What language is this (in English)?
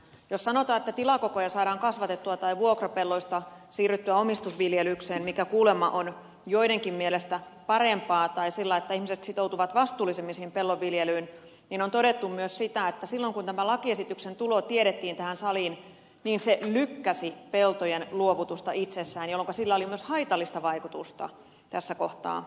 Finnish